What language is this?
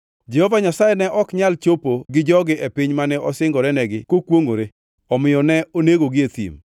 Luo (Kenya and Tanzania)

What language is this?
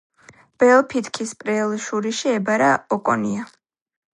Georgian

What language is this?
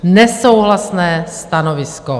Czech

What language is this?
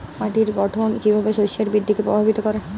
Bangla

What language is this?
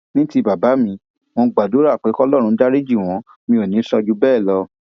Yoruba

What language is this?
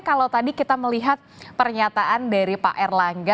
Indonesian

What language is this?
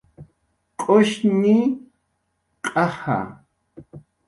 Jaqaru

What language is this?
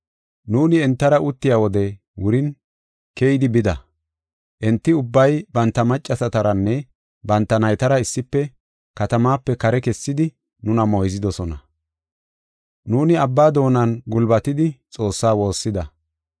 Gofa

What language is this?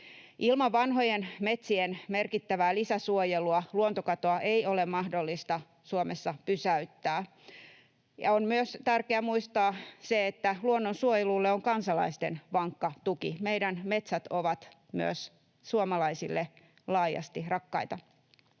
Finnish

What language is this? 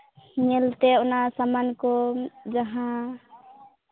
Santali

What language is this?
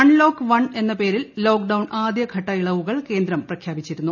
Malayalam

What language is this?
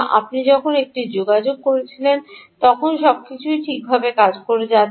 Bangla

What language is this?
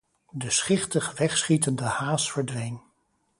Dutch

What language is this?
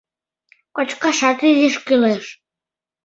Mari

